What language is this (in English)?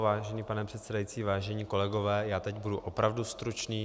Czech